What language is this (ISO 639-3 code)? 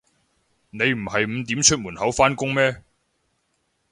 yue